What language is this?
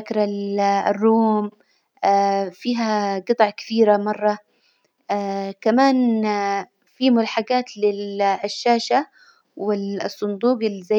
Hijazi Arabic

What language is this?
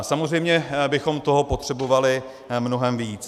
Czech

